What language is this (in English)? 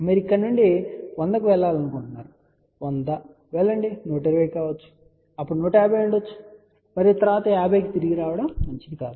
Telugu